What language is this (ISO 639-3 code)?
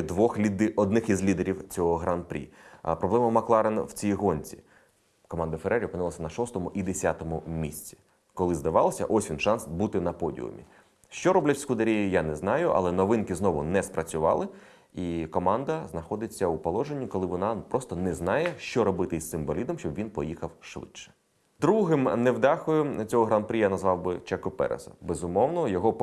ukr